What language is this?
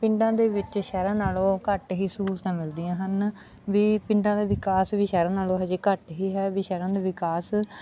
Punjabi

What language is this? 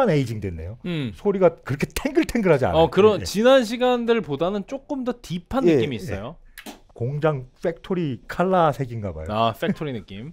Korean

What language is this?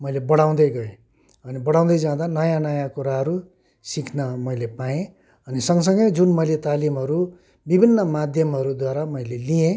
Nepali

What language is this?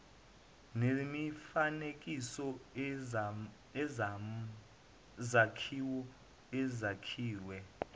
Zulu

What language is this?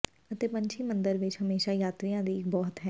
Punjabi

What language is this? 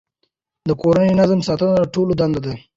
Pashto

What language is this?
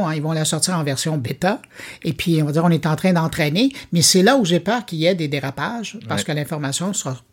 French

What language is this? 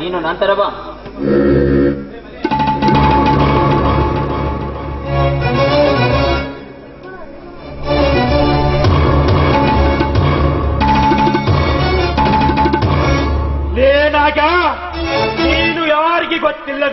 Kannada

